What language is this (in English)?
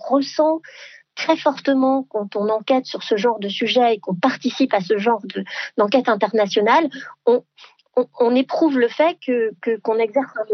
French